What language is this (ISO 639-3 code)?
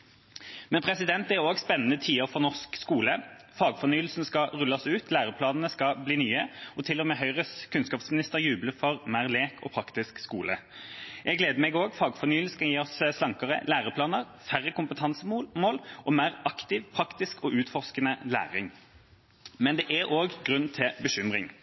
nob